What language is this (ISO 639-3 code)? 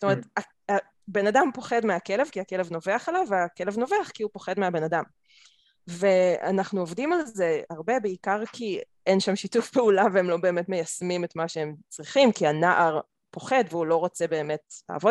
heb